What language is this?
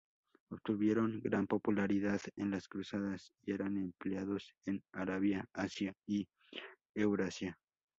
Spanish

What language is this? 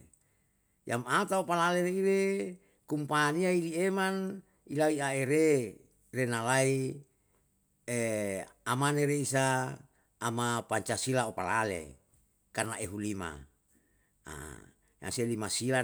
Yalahatan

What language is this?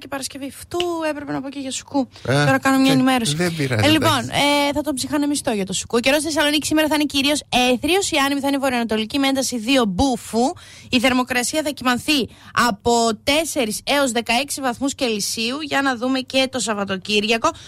Greek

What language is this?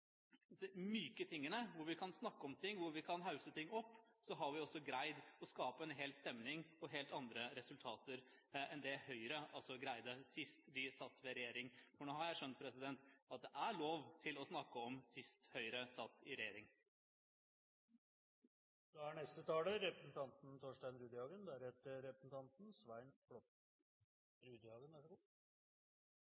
Norwegian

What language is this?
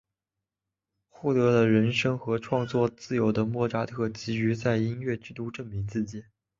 Chinese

